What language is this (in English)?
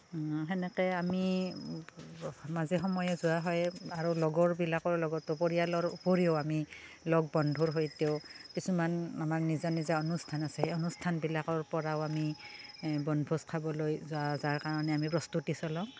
Assamese